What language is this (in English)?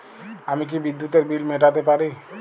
Bangla